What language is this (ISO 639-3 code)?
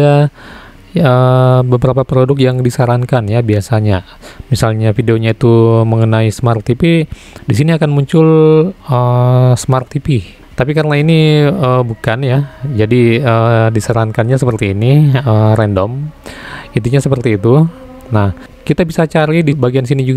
ind